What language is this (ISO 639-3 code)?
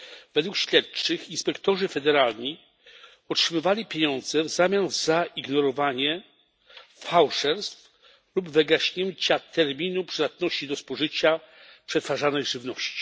pol